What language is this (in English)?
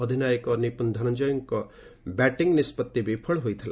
Odia